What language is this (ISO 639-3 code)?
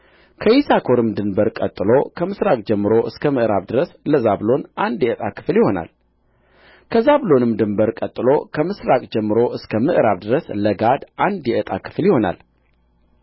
amh